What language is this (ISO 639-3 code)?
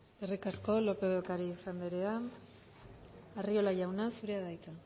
eus